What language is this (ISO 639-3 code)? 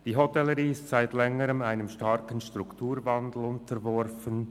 gsw